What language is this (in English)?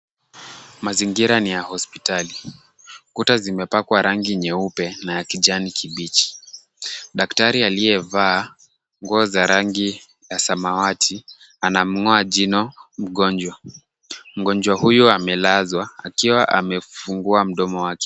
Swahili